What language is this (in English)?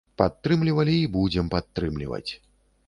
Belarusian